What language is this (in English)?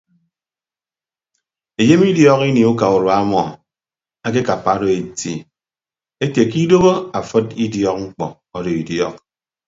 Ibibio